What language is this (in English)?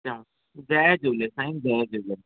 Sindhi